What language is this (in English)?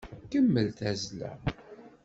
Kabyle